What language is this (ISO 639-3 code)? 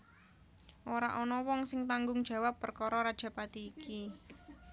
jav